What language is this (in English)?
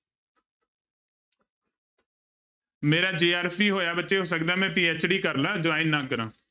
Punjabi